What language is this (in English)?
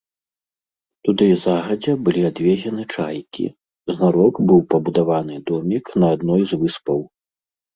Belarusian